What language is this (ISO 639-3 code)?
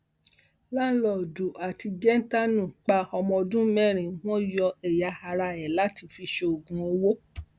yor